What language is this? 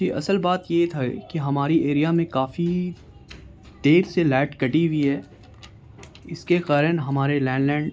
Urdu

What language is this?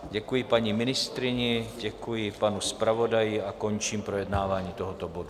Czech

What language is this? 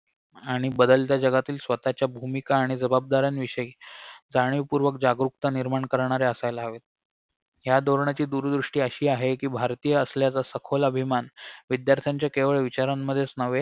Marathi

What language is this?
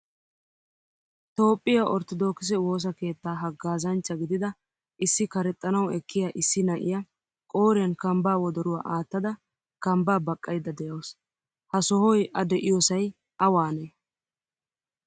Wolaytta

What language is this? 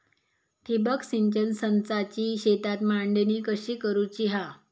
Marathi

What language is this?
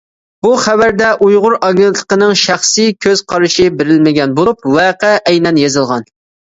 Uyghur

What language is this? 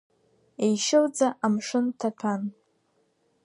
Abkhazian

